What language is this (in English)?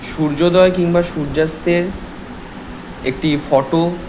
Bangla